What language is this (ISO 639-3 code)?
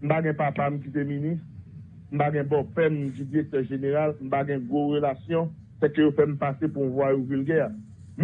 fra